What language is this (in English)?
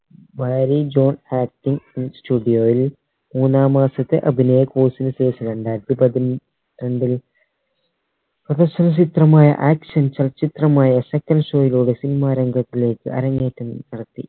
Malayalam